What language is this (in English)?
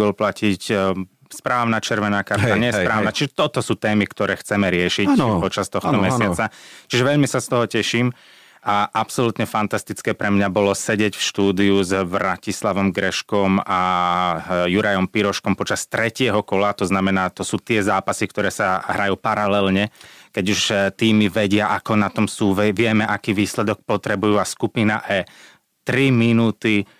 Slovak